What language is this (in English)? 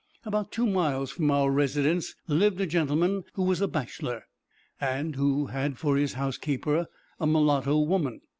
English